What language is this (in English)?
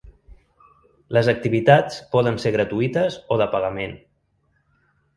Catalan